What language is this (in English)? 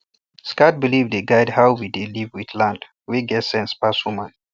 Nigerian Pidgin